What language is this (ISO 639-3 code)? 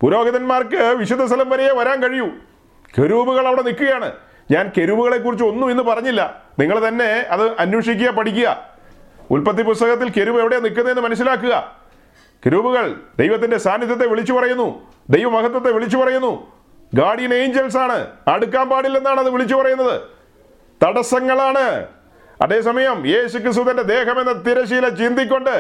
mal